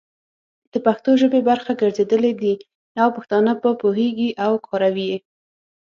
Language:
Pashto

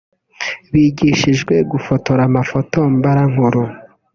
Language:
Kinyarwanda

